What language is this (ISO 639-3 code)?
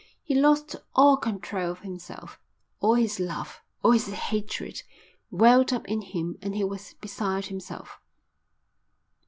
eng